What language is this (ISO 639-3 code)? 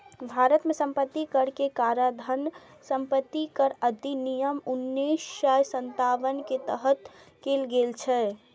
mai